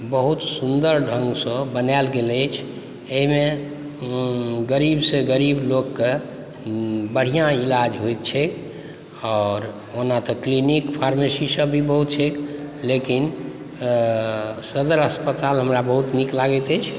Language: Maithili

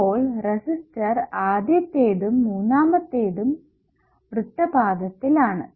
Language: Malayalam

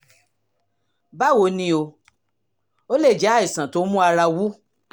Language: Yoruba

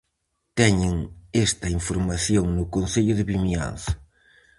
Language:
Galician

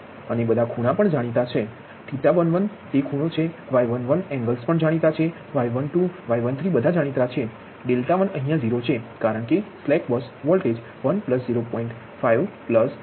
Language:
Gujarati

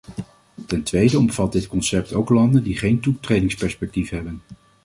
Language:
Dutch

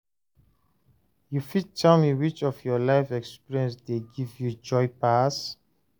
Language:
Nigerian Pidgin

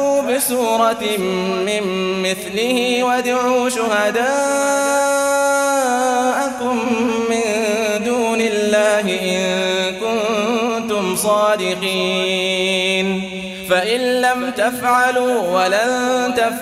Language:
Arabic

